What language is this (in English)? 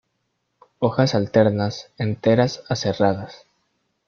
Spanish